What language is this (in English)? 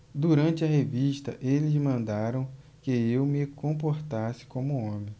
Portuguese